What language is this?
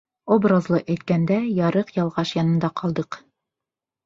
Bashkir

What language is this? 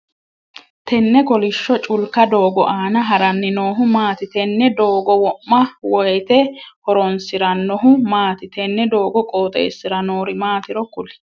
Sidamo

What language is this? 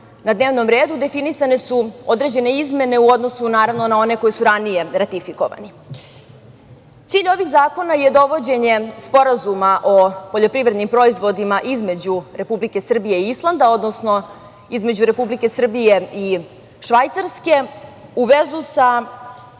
Serbian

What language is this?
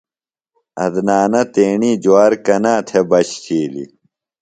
Phalura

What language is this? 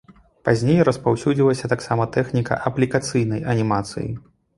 Belarusian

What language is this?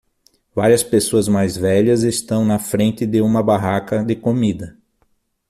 Portuguese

